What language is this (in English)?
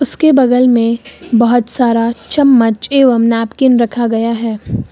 Hindi